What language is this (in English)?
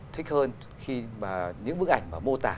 Vietnamese